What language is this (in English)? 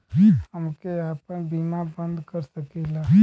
Bhojpuri